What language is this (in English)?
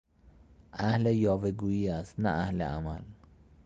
Persian